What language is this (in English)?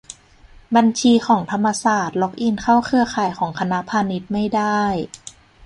Thai